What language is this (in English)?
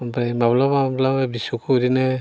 Bodo